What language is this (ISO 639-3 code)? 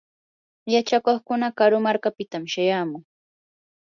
qur